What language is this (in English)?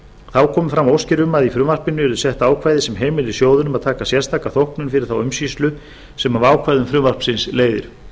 Icelandic